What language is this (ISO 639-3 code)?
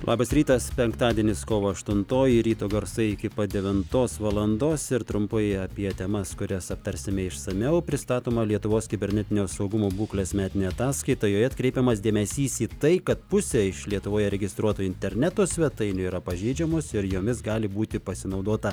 lit